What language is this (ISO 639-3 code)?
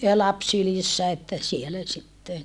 fin